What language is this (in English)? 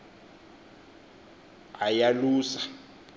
Xhosa